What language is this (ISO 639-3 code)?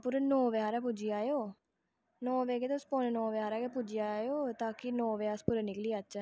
doi